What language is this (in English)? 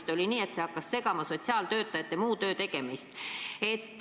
Estonian